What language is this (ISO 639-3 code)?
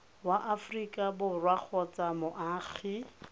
tsn